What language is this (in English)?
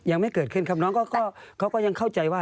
Thai